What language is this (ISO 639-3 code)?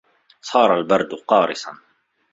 ara